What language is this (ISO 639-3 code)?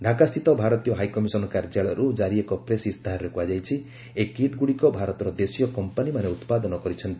ori